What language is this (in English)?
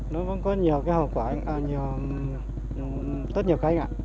Vietnamese